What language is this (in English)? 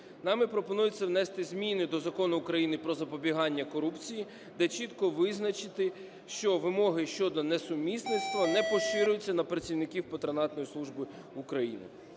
Ukrainian